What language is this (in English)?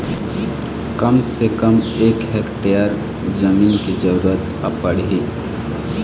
Chhattisgarhi